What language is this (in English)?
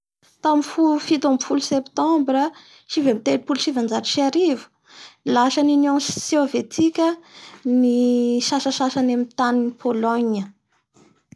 Bara Malagasy